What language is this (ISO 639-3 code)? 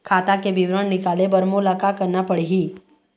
hne